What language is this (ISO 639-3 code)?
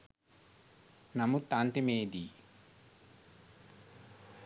sin